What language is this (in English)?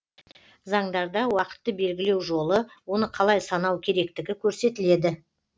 Kazakh